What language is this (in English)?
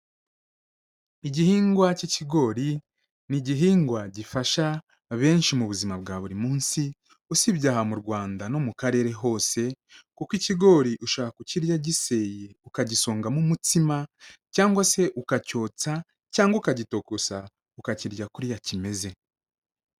Kinyarwanda